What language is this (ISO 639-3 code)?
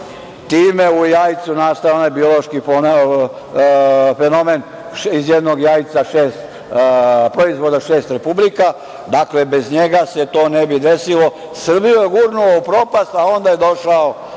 srp